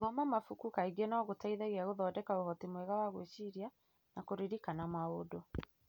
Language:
Kikuyu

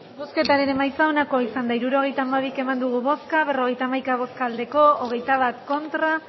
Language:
Basque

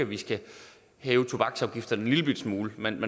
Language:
Danish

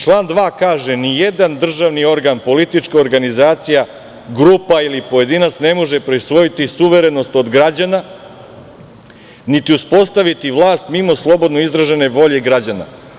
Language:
Serbian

